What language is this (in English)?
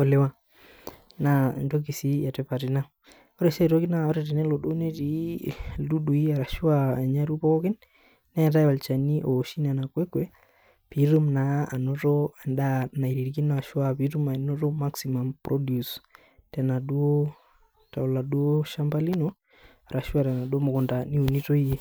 Masai